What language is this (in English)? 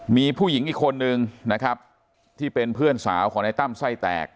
Thai